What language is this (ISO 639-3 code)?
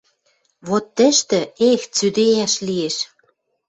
mrj